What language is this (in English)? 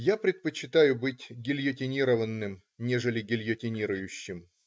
Russian